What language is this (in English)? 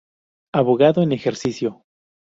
Spanish